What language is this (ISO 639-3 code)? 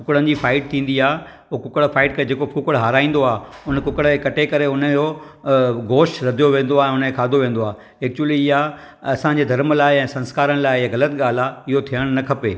snd